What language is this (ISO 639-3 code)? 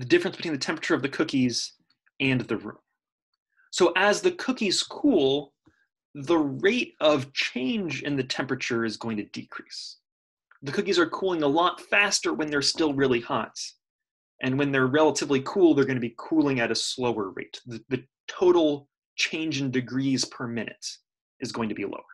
eng